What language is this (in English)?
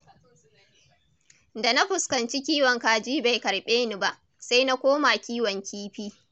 Hausa